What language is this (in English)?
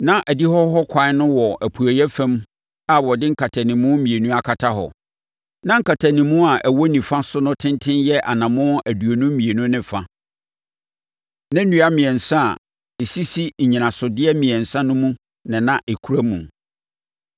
Akan